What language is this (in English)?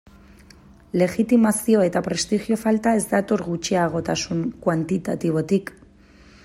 Basque